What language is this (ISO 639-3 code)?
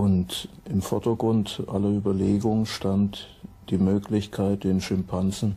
deu